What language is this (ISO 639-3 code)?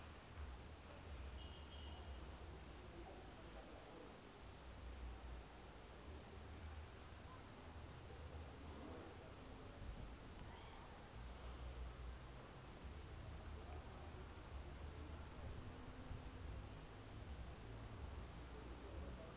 sot